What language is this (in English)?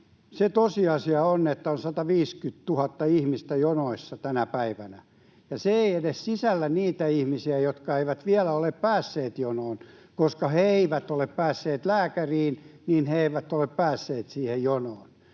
Finnish